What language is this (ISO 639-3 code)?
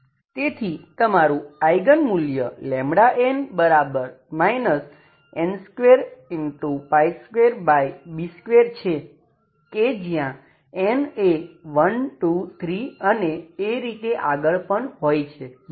guj